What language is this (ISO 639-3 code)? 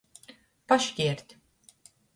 ltg